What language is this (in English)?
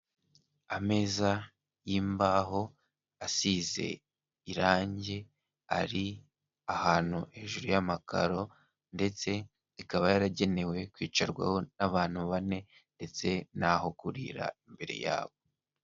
Kinyarwanda